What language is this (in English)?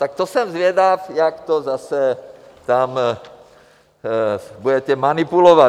Czech